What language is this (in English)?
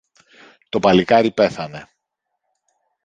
Greek